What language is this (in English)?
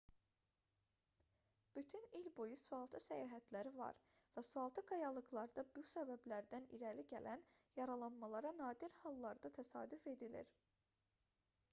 Azerbaijani